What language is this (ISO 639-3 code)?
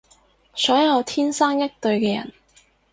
yue